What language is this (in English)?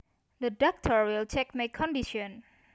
Javanese